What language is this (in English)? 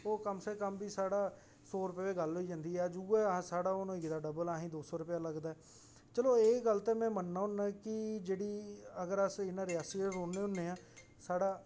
Dogri